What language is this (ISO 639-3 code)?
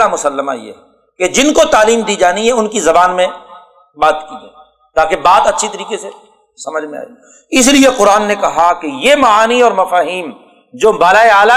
urd